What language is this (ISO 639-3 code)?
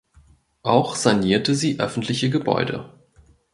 deu